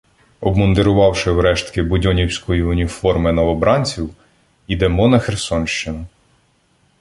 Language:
Ukrainian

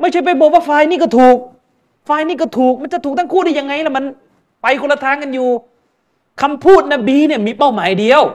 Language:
Thai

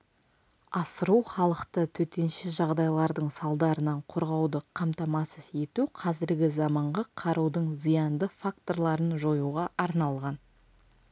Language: Kazakh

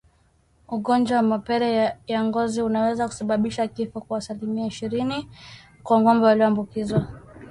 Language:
Swahili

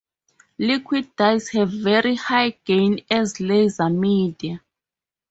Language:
English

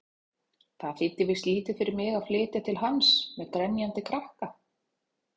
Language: Icelandic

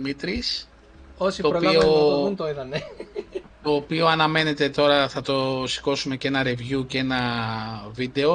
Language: Greek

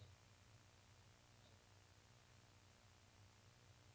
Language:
Norwegian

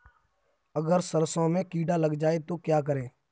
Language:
Hindi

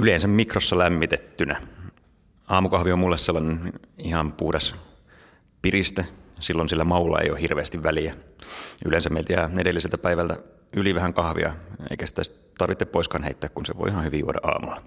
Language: Finnish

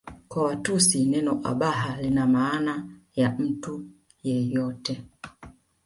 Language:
Swahili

